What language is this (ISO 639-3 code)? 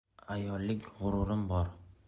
uzb